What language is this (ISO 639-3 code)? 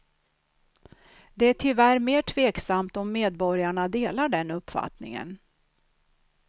swe